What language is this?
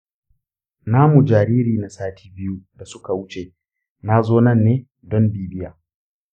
Hausa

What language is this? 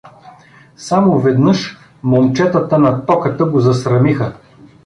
Bulgarian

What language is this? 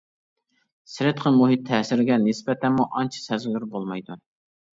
Uyghur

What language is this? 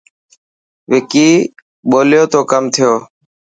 Dhatki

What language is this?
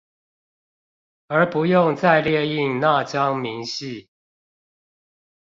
Chinese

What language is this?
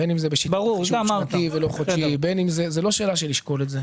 Hebrew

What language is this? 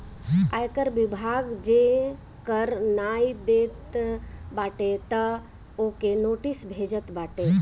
Bhojpuri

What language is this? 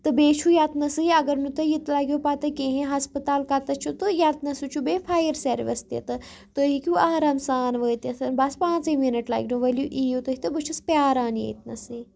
Kashmiri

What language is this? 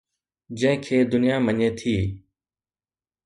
Sindhi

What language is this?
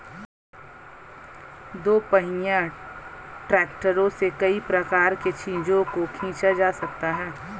Hindi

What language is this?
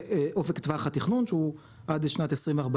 Hebrew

